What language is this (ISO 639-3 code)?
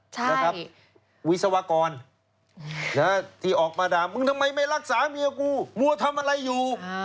tha